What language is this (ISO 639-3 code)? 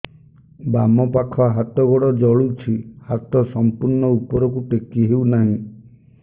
ori